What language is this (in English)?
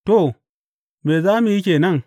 Hausa